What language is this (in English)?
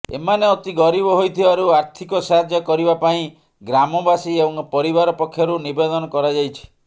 Odia